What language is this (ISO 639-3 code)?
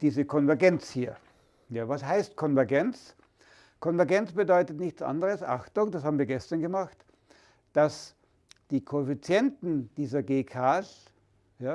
deu